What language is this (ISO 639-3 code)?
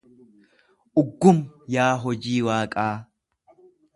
orm